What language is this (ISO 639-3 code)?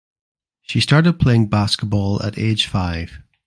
eng